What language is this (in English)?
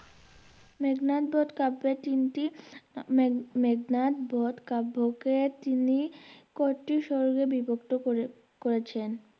Bangla